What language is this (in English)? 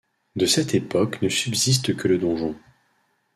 French